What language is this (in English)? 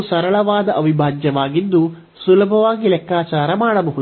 Kannada